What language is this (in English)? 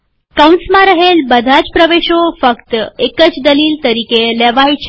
Gujarati